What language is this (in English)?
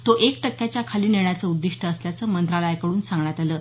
Marathi